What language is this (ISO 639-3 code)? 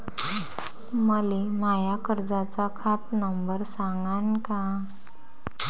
mar